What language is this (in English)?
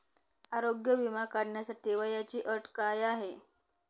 Marathi